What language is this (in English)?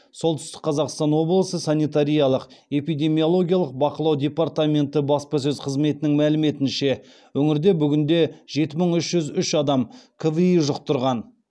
Kazakh